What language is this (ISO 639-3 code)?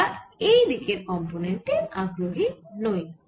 ben